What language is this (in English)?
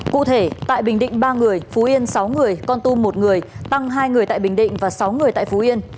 Vietnamese